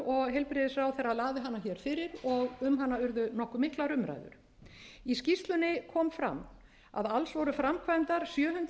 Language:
Icelandic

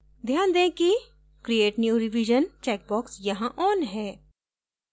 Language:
Hindi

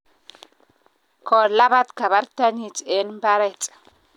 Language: Kalenjin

